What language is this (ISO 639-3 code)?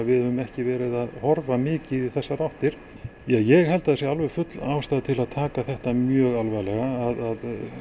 isl